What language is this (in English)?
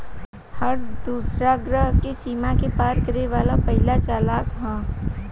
Bhojpuri